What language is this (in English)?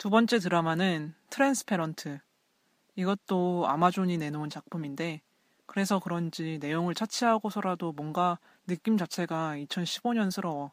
Korean